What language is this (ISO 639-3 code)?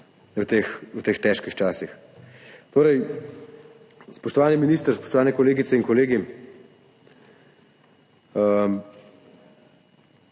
slv